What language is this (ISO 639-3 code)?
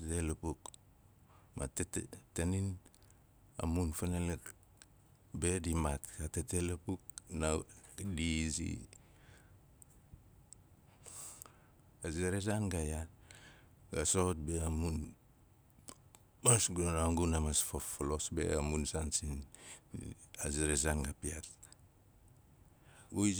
nal